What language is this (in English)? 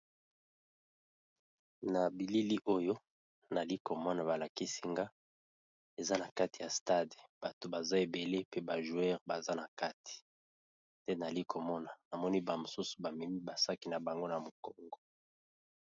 Lingala